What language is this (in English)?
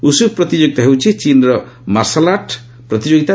Odia